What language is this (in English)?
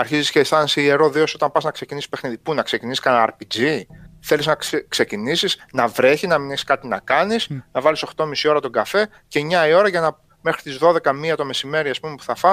Greek